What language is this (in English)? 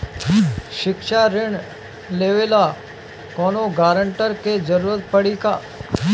Bhojpuri